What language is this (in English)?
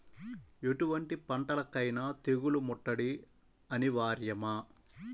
Telugu